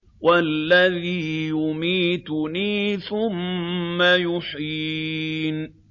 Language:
Arabic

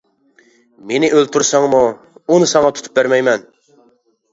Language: Uyghur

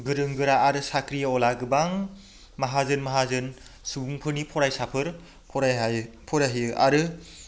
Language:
Bodo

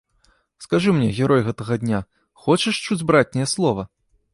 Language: Belarusian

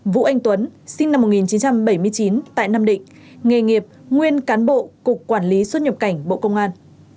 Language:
Vietnamese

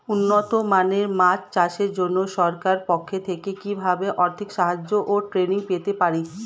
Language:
Bangla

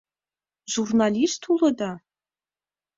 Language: Mari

